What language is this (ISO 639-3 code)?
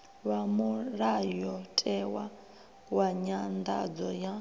ven